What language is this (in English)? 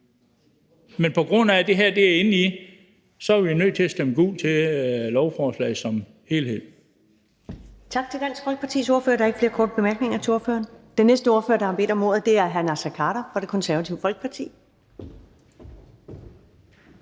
Danish